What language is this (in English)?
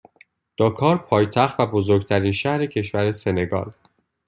Persian